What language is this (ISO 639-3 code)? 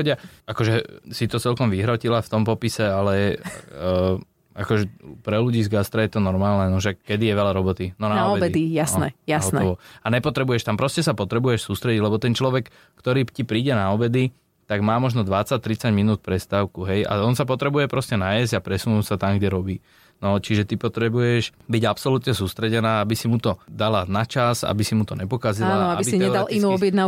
slk